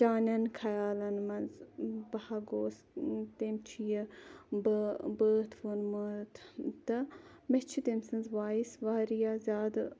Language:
Kashmiri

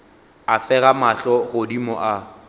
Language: Northern Sotho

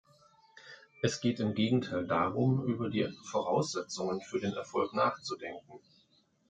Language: German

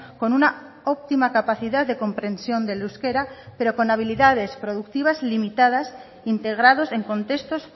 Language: Spanish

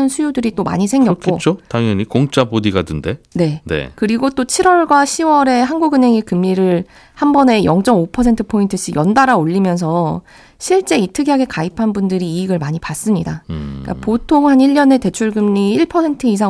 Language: Korean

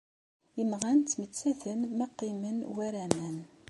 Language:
Kabyle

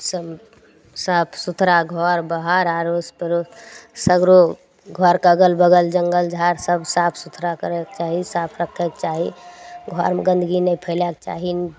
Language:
Maithili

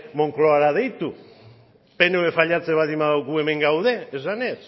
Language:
Basque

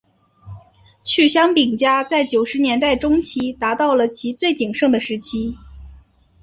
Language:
Chinese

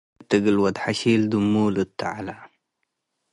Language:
Tigre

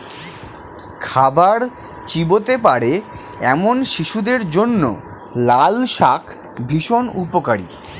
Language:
Bangla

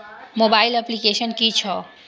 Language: Maithili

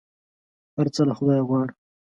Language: Pashto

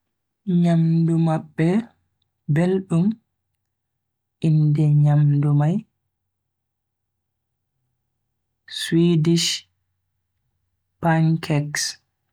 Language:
Bagirmi Fulfulde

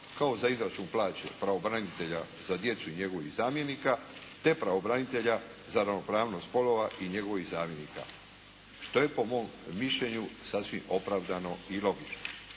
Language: Croatian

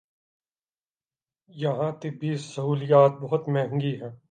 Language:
Urdu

